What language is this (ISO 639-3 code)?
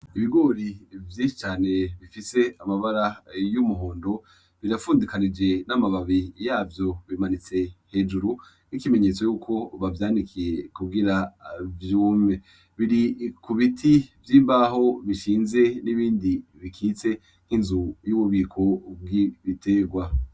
run